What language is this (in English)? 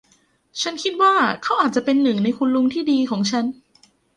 Thai